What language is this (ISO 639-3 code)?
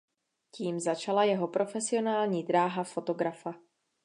ces